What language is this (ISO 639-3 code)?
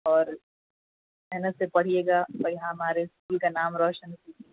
urd